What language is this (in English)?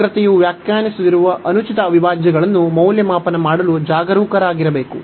Kannada